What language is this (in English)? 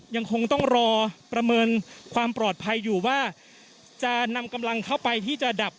Thai